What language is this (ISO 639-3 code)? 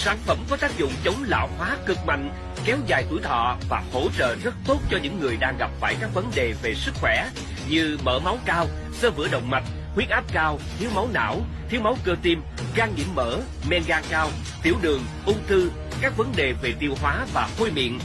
vie